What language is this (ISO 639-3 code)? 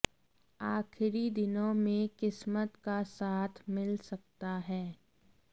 hin